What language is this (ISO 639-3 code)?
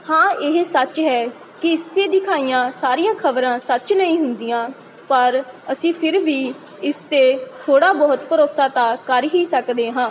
pan